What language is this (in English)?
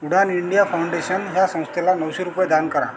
Marathi